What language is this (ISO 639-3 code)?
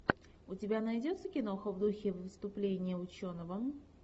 rus